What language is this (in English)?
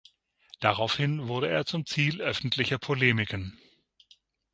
German